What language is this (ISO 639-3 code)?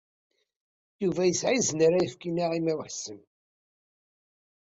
kab